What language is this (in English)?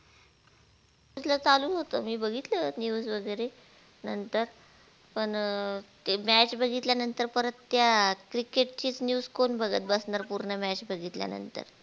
Marathi